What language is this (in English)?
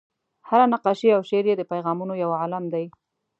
Pashto